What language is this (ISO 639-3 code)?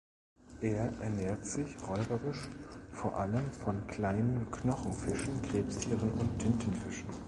deu